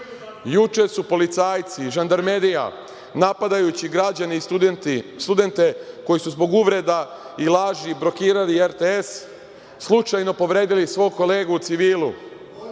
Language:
Serbian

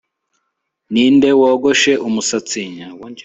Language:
Kinyarwanda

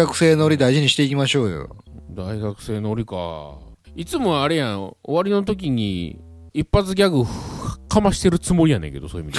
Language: Japanese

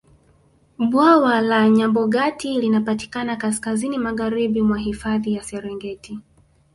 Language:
Swahili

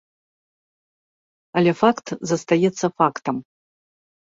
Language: Belarusian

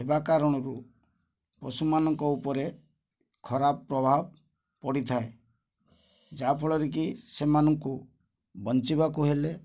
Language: Odia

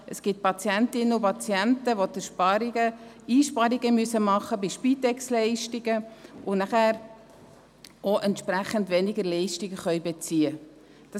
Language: Swiss German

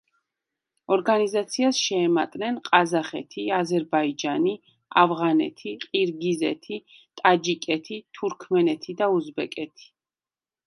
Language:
Georgian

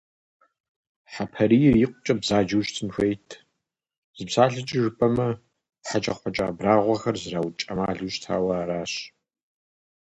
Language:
Kabardian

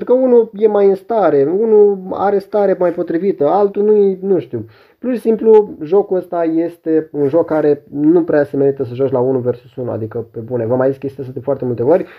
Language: Romanian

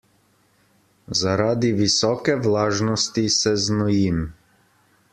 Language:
Slovenian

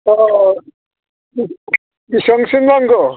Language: Bodo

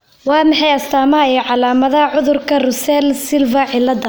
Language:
Somali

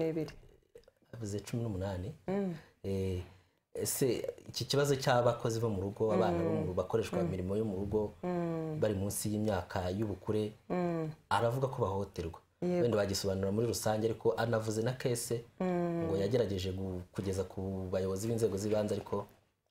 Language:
Romanian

